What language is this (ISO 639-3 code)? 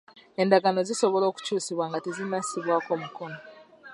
lug